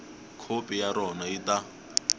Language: Tsonga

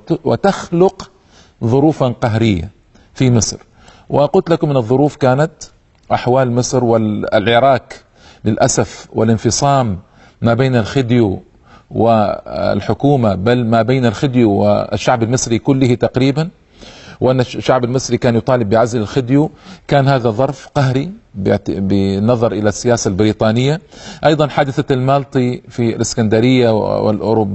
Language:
Arabic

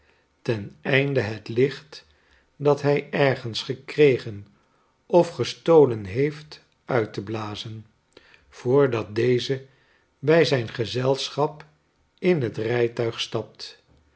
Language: Dutch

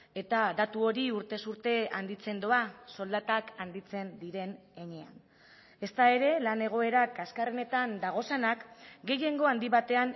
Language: Basque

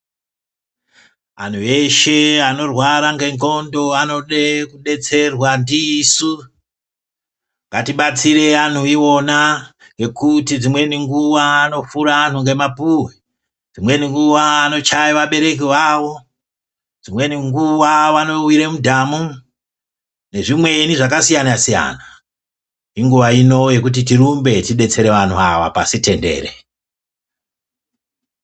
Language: Ndau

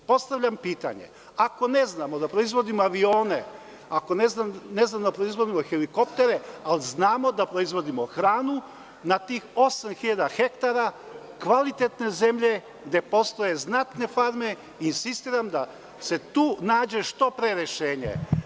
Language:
Serbian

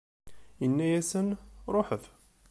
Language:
Kabyle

